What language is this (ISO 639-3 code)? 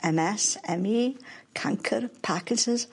cym